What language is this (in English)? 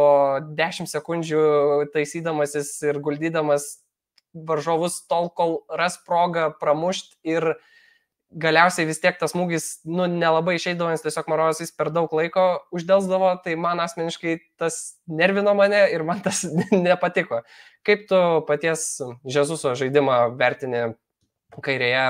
Lithuanian